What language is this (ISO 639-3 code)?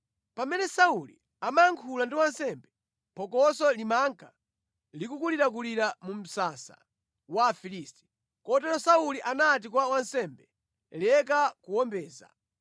nya